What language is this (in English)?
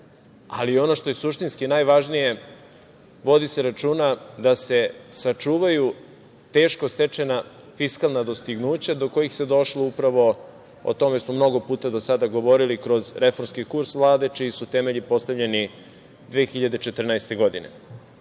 Serbian